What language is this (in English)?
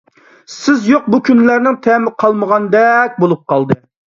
Uyghur